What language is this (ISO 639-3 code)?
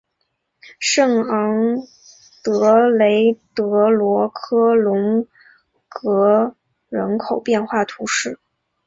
zho